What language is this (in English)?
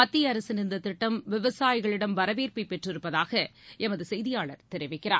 Tamil